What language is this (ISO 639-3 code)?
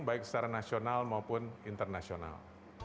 ind